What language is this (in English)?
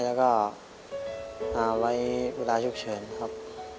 Thai